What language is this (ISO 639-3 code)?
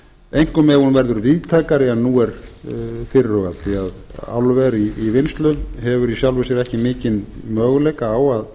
isl